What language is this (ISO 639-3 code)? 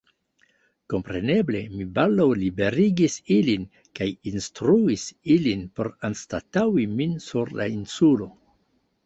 epo